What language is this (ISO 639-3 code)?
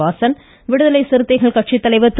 tam